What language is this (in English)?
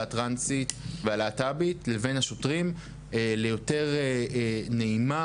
Hebrew